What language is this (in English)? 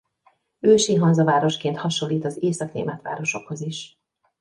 Hungarian